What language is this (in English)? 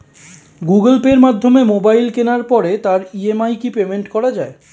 Bangla